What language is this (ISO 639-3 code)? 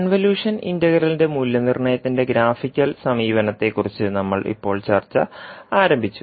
mal